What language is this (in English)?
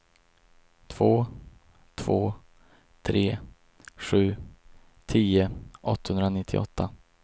Swedish